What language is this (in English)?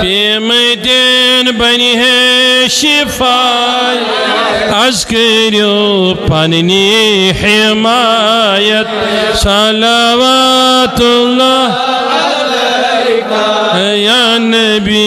Bangla